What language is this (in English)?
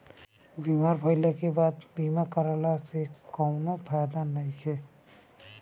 Bhojpuri